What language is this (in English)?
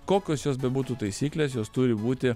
Lithuanian